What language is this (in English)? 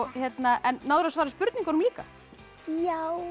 Icelandic